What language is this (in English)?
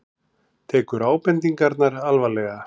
Icelandic